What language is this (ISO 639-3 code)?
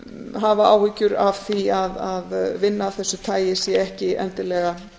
isl